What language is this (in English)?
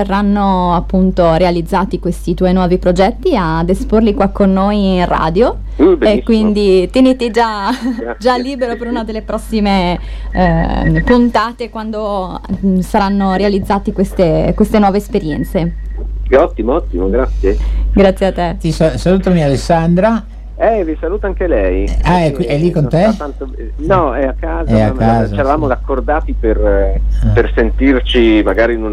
Italian